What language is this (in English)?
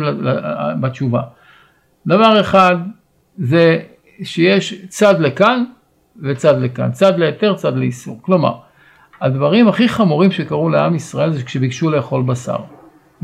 Hebrew